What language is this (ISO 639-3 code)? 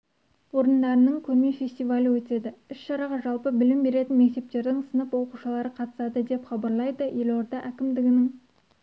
kaz